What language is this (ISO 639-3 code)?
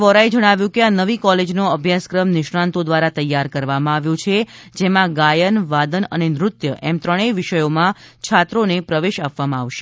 guj